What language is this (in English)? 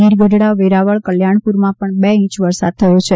Gujarati